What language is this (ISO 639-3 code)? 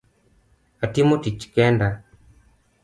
luo